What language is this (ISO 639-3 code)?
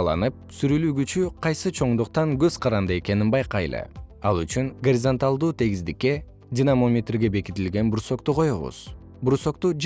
kir